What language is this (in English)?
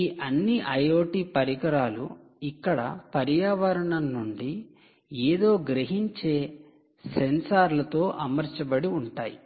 Telugu